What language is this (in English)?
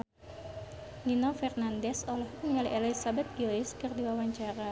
Sundanese